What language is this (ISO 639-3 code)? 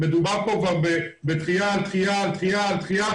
heb